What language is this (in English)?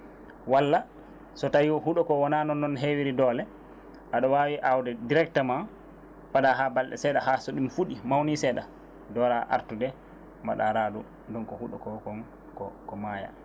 Fula